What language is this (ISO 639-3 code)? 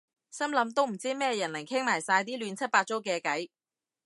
yue